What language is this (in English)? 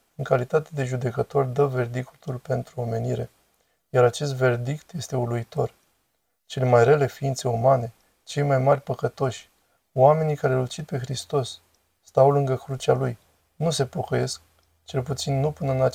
Romanian